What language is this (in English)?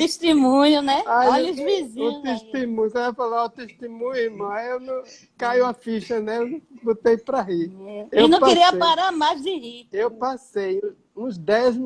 Portuguese